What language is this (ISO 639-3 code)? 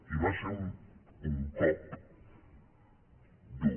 cat